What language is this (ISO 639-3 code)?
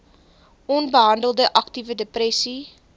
afr